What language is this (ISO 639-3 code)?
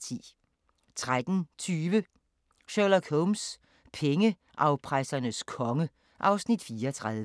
dan